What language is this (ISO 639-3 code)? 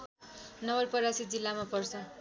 nep